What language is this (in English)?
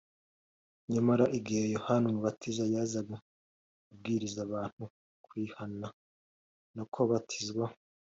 Kinyarwanda